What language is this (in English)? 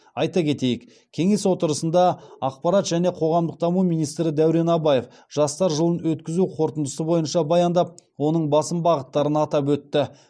Kazakh